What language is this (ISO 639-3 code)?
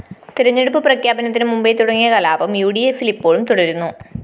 mal